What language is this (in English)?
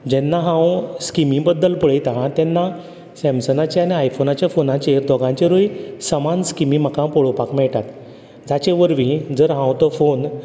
Konkani